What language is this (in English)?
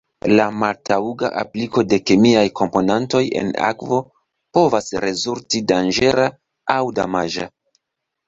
Esperanto